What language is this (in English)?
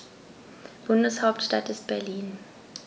German